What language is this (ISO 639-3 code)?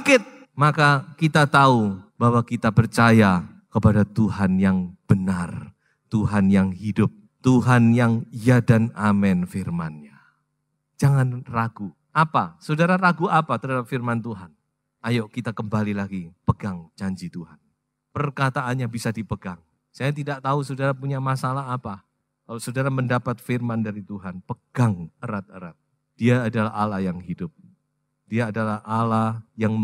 ind